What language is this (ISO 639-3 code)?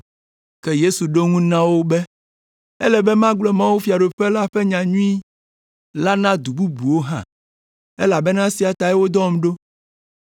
ewe